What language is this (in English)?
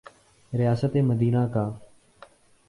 Urdu